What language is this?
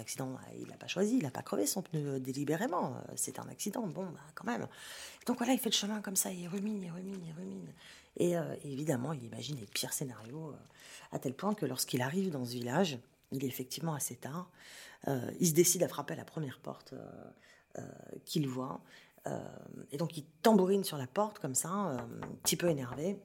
French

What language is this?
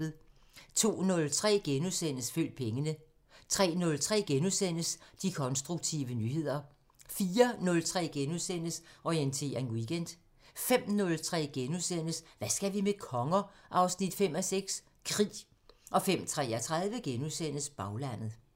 Danish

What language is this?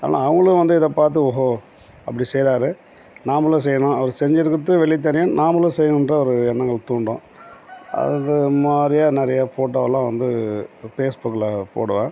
Tamil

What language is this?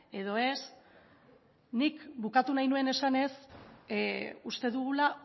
Basque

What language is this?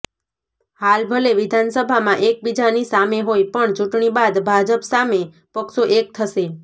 Gujarati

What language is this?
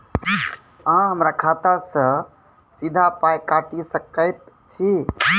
Maithili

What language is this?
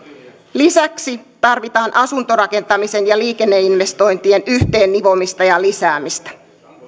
Finnish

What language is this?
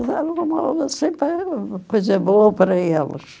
Portuguese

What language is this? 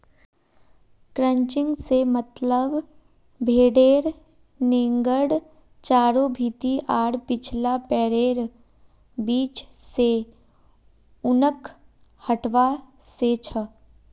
Magahi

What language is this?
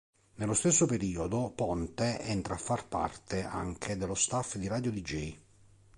Italian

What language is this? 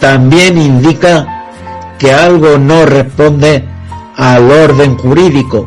Spanish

